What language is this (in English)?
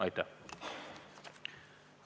Estonian